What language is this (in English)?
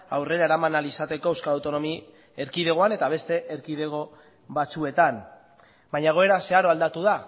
Basque